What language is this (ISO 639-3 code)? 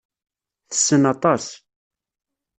kab